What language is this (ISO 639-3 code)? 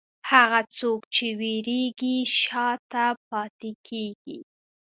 pus